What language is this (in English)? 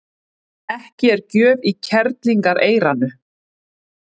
Icelandic